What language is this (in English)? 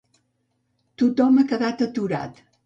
Catalan